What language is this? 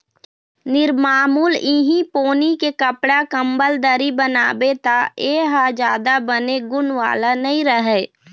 Chhattisgarhi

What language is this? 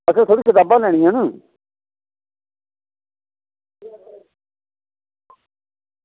Dogri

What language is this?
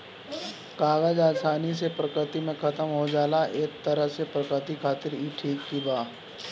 Bhojpuri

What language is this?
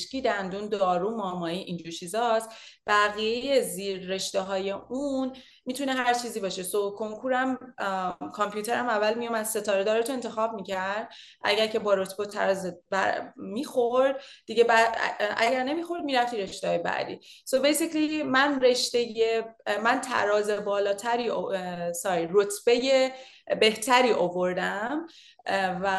Persian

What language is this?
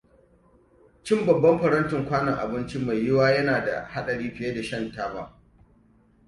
Hausa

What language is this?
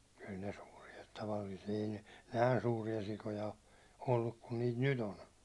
Finnish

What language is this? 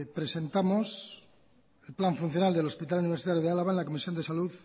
Spanish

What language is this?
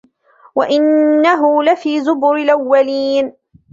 Arabic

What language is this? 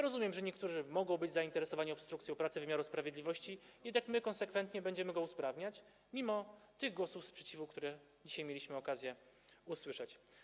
Polish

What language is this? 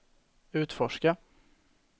Swedish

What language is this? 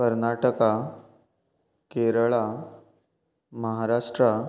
Konkani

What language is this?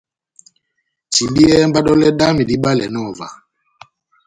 Batanga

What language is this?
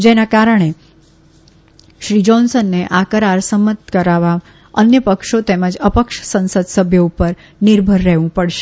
Gujarati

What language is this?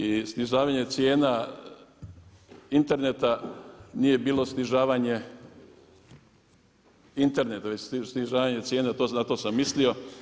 Croatian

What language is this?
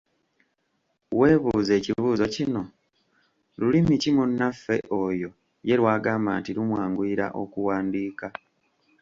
Ganda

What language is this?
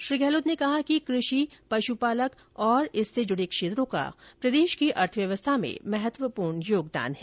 Hindi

